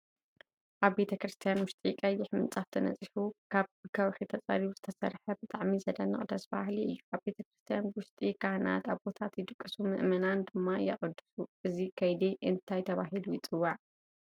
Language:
Tigrinya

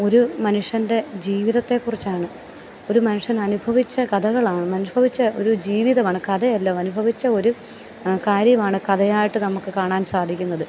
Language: Malayalam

